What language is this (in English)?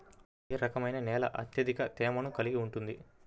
Telugu